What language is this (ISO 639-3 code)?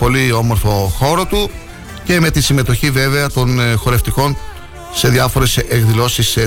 ell